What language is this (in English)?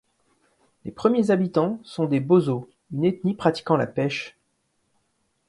French